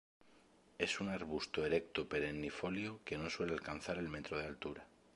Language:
Spanish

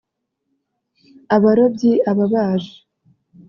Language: Kinyarwanda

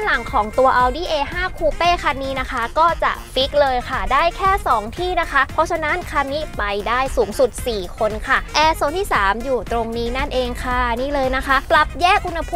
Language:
Thai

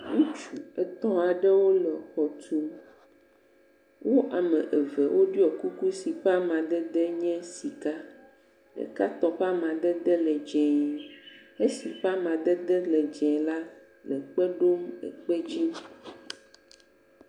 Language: Ewe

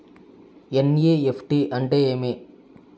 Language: Telugu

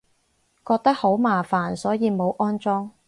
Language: Cantonese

